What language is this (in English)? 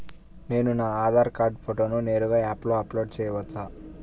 Telugu